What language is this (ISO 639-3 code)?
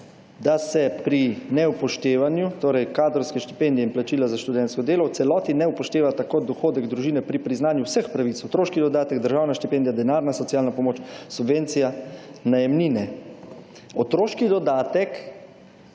slv